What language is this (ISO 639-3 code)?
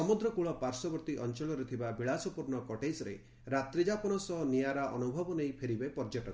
ori